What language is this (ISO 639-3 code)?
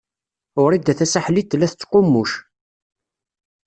kab